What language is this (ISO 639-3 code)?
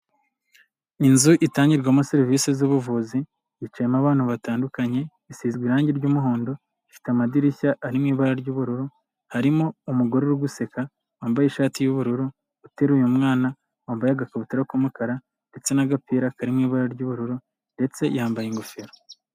kin